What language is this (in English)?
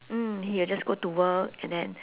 English